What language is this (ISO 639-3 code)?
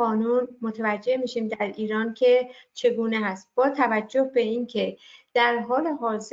fas